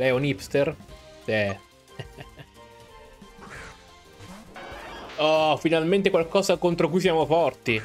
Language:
Italian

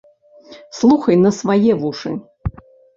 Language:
Belarusian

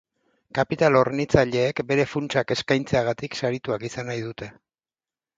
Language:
Basque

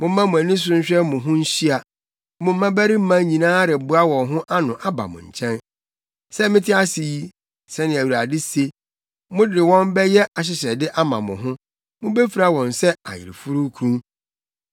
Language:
Akan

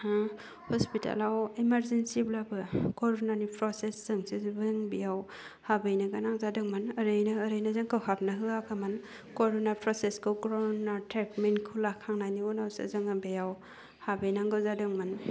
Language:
Bodo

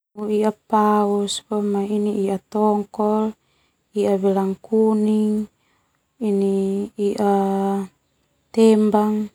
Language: Termanu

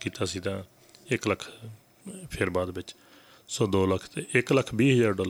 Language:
Punjabi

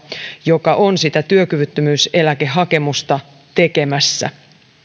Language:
Finnish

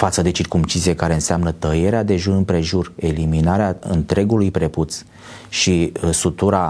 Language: Romanian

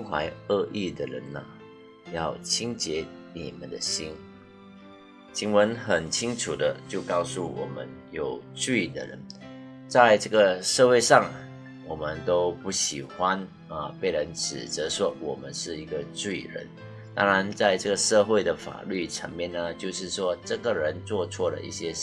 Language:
Chinese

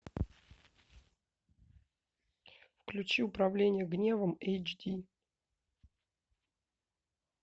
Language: Russian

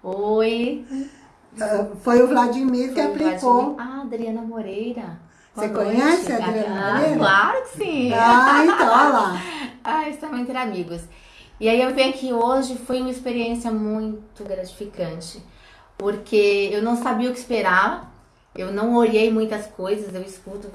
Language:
Portuguese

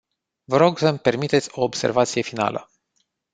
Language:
Romanian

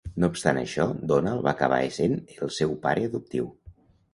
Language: Catalan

